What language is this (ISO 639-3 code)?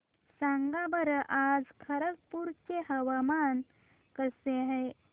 mar